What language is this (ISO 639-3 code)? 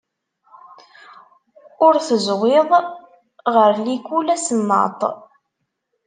kab